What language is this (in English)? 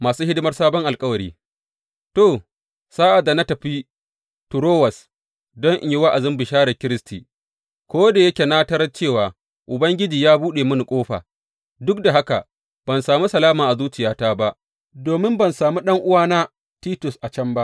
Hausa